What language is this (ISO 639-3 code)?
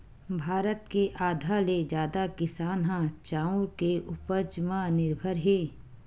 hne